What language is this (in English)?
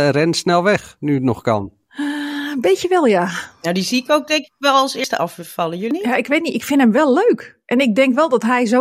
Dutch